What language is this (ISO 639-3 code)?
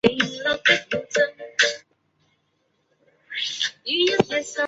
zho